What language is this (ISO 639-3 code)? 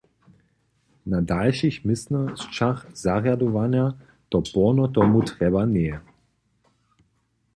hsb